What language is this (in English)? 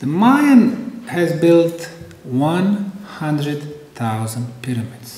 English